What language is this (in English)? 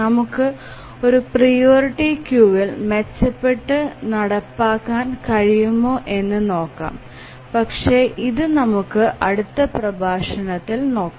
Malayalam